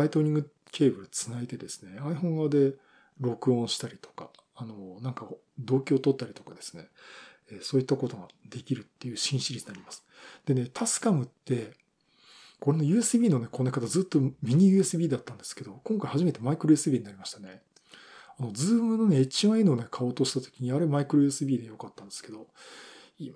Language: Japanese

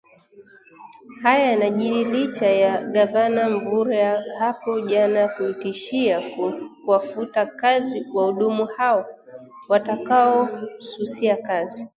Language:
Swahili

